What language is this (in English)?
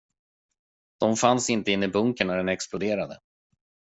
Swedish